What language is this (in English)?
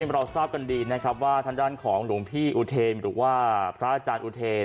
Thai